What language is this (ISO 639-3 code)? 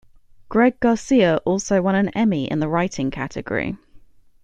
eng